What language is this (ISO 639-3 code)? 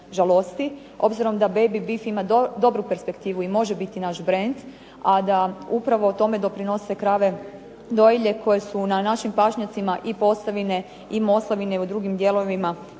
hrv